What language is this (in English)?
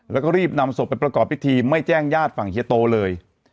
Thai